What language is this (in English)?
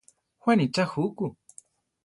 Central Tarahumara